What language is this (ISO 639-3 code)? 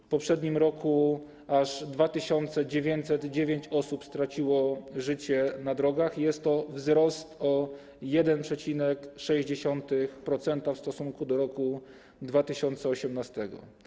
pol